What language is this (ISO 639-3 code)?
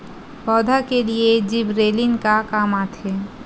hne